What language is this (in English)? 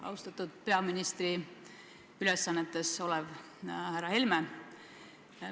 Estonian